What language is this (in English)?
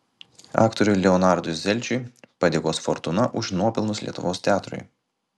Lithuanian